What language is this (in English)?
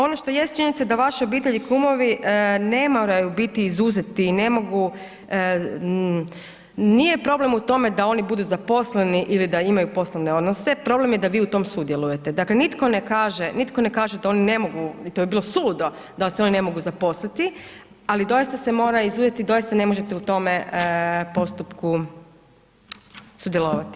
Croatian